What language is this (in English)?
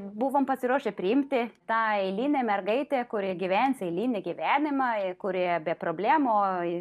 Lithuanian